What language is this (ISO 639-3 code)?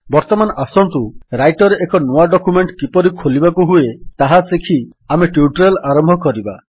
ori